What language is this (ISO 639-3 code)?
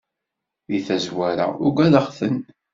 kab